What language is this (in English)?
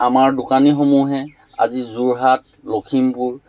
Assamese